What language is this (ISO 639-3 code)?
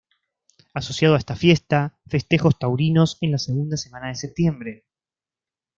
spa